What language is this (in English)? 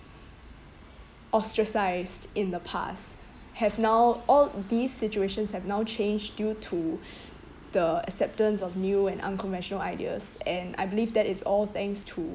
English